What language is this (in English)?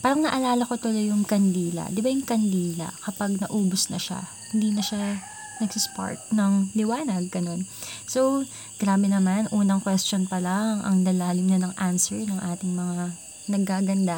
Filipino